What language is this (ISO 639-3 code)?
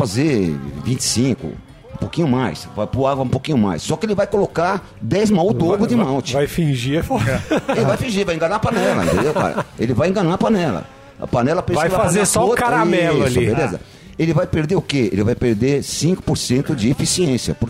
por